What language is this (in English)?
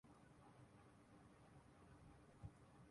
Urdu